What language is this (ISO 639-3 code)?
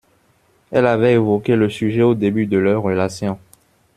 fra